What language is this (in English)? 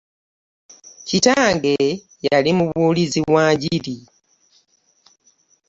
Ganda